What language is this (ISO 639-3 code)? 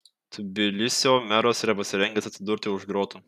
lit